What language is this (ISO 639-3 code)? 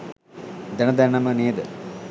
sin